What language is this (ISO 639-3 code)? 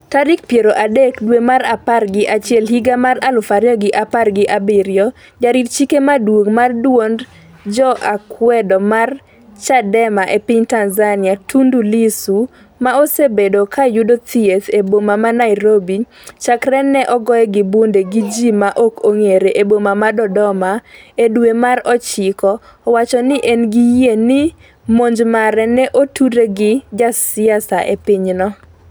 luo